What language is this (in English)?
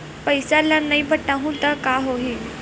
Chhattisgarhi